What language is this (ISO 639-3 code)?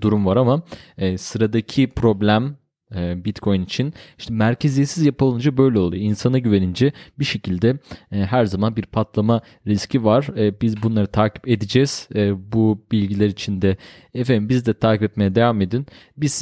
tur